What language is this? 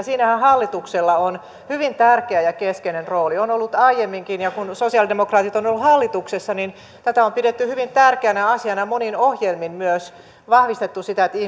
Finnish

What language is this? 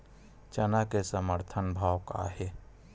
Chhattisgarhi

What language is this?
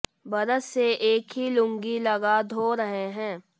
Hindi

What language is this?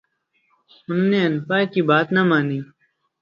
Urdu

